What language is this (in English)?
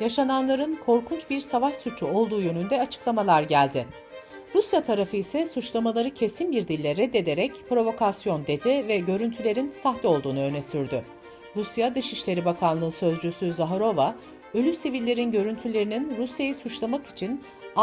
Turkish